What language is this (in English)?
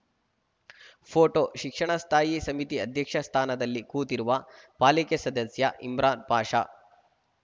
Kannada